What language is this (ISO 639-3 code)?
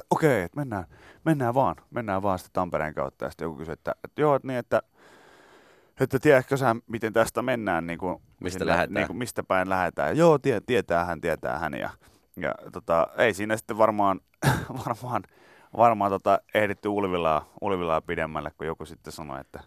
fin